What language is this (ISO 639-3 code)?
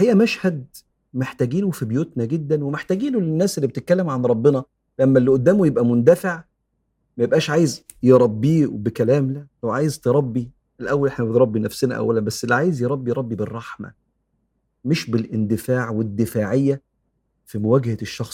ara